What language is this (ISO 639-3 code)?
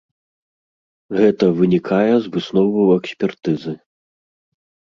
bel